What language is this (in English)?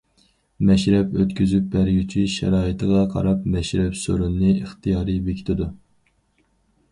Uyghur